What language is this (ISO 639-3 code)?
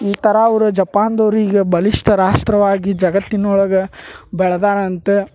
kan